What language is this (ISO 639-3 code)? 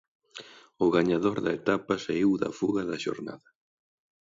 glg